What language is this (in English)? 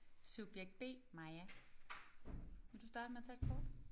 Danish